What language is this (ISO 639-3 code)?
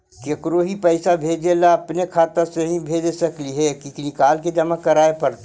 mag